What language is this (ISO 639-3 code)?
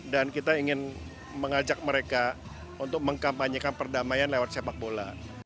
ind